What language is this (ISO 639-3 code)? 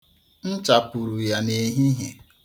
ibo